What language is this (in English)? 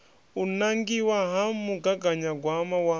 Venda